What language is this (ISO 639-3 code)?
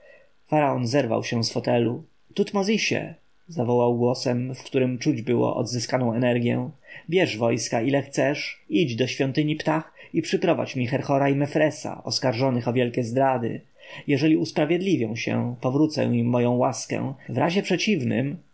pol